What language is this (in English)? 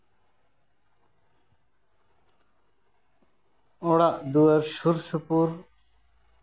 Santali